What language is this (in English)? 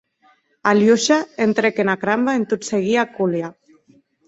Occitan